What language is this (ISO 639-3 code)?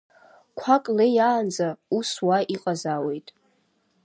abk